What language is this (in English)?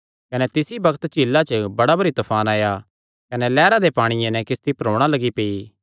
Kangri